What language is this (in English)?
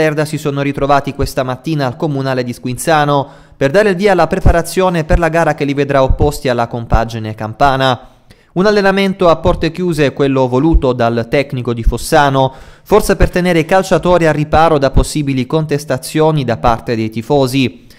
Italian